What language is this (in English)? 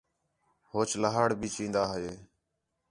Khetrani